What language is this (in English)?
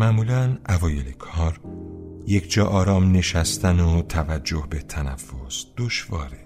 Persian